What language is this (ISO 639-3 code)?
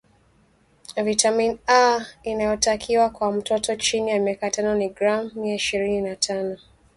swa